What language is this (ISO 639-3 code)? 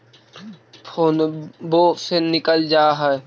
mag